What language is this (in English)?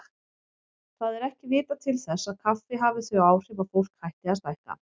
Icelandic